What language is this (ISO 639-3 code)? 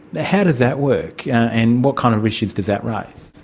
eng